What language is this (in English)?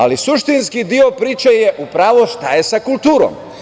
Serbian